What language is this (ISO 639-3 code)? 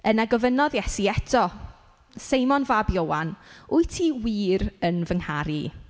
cym